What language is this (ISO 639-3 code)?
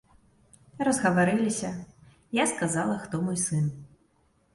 bel